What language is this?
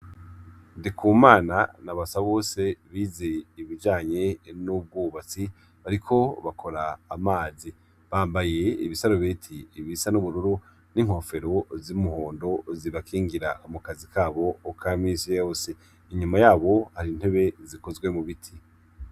Rundi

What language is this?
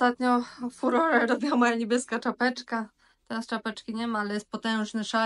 Polish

